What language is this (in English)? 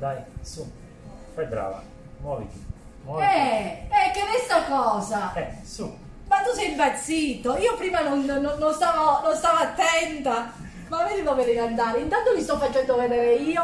Italian